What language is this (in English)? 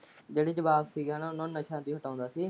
Punjabi